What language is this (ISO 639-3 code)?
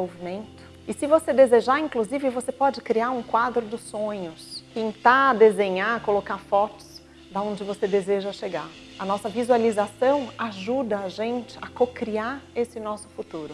por